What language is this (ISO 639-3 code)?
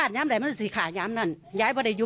tha